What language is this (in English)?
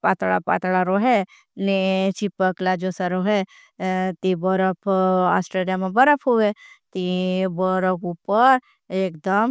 Bhili